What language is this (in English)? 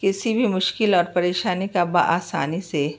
Urdu